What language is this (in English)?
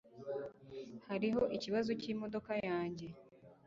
Kinyarwanda